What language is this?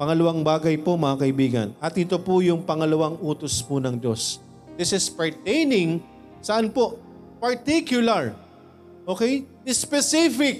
Filipino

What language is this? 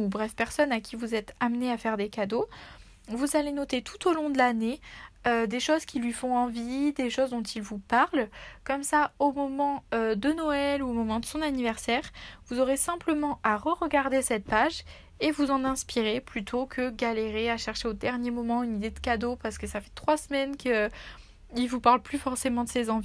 French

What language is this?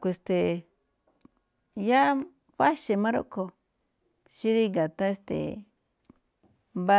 Malinaltepec Me'phaa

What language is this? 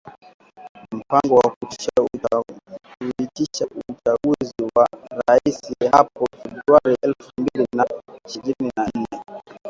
Swahili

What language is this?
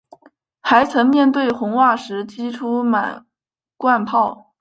Chinese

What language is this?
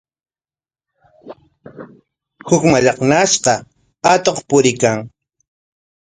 Corongo Ancash Quechua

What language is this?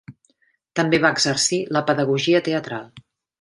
Catalan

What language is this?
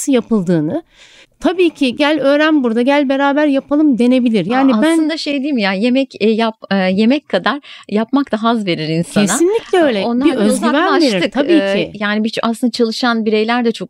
Turkish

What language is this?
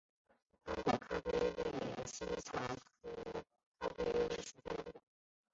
Chinese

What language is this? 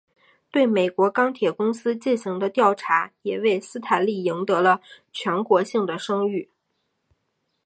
Chinese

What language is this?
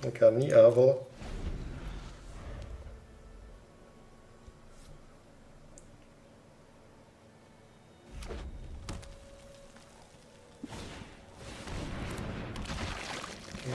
Dutch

